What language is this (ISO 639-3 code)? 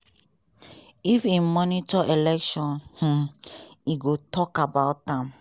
pcm